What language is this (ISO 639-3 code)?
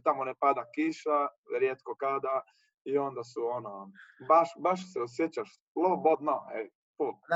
hrv